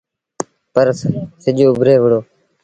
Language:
Sindhi Bhil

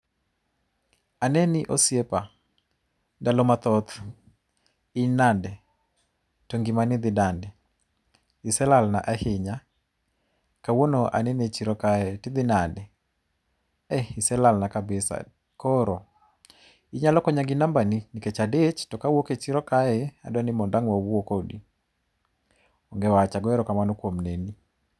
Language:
Luo (Kenya and Tanzania)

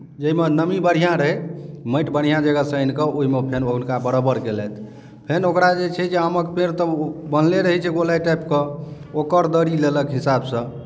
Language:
Maithili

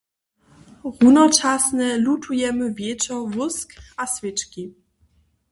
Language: Upper Sorbian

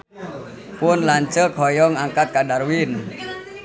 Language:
Sundanese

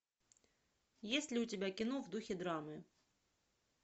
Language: Russian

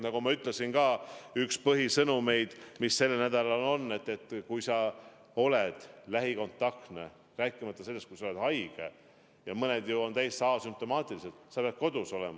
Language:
Estonian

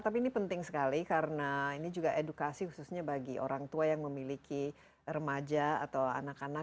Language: Indonesian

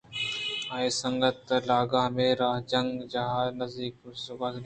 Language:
Eastern Balochi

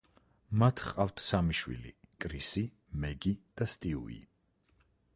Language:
Georgian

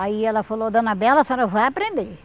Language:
Portuguese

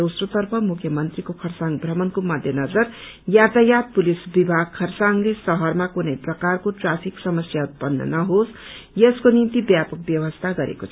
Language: Nepali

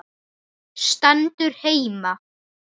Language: Icelandic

